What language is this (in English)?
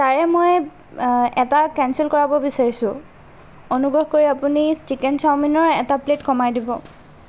Assamese